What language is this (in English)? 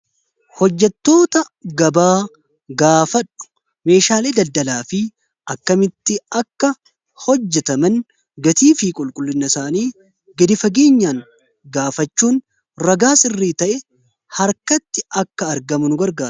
Oromo